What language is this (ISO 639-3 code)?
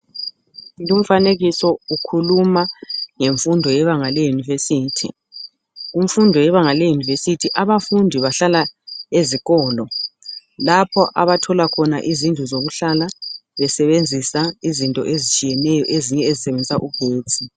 nde